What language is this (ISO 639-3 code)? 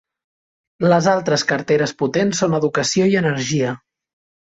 cat